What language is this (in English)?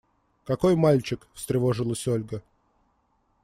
Russian